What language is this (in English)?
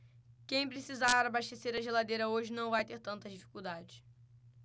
Portuguese